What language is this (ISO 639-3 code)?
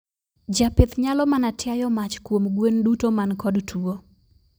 luo